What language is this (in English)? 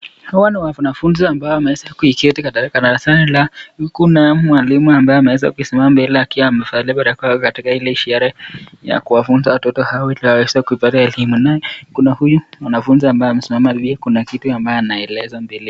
Swahili